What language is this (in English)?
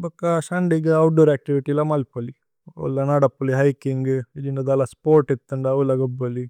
Tulu